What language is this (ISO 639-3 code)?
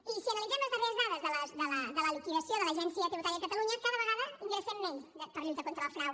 cat